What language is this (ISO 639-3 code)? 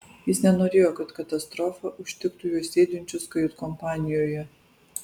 lit